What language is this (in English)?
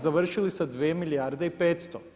Croatian